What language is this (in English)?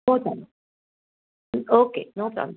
Marathi